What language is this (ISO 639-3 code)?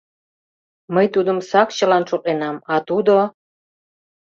chm